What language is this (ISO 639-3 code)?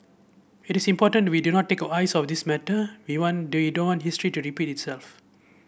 eng